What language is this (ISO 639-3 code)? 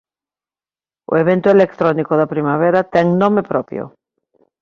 glg